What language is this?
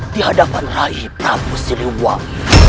Indonesian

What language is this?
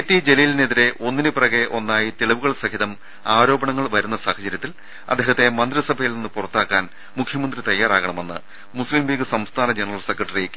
Malayalam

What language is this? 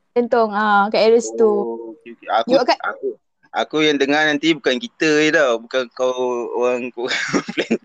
Malay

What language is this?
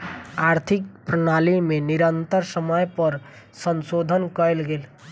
Maithili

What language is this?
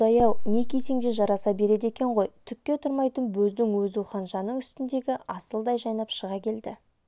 Kazakh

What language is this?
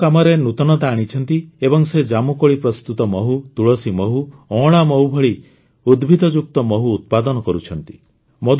Odia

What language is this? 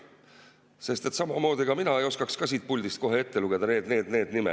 Estonian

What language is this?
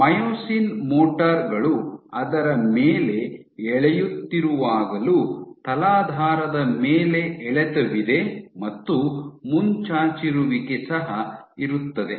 Kannada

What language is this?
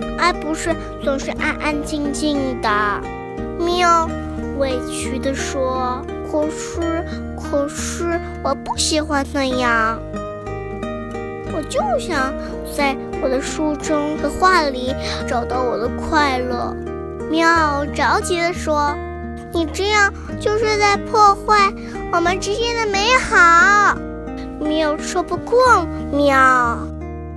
Chinese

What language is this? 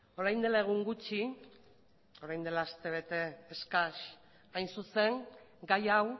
Basque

